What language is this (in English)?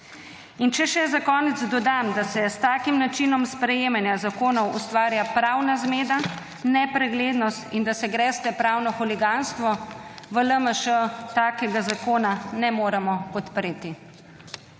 Slovenian